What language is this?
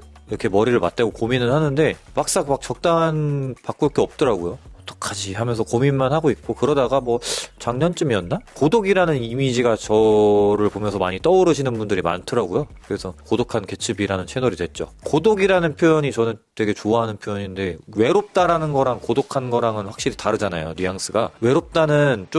Korean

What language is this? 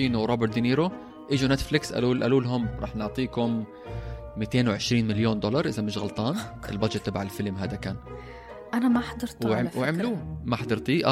Arabic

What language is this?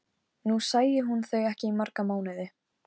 Icelandic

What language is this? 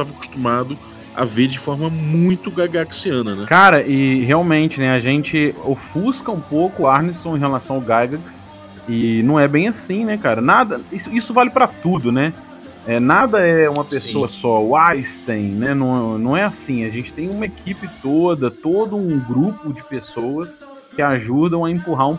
Portuguese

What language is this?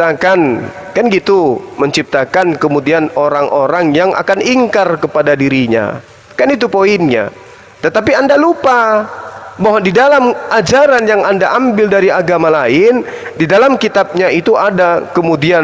Indonesian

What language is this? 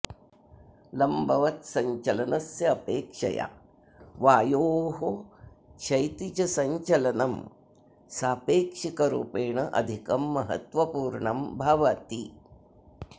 Sanskrit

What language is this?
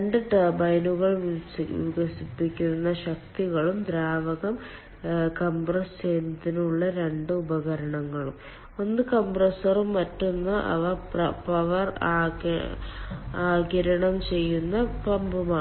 Malayalam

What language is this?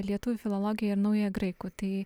Lithuanian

